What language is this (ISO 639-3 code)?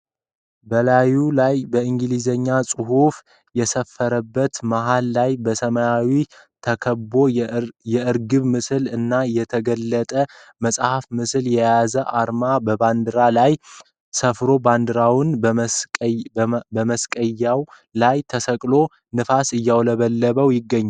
amh